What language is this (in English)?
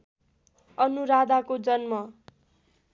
Nepali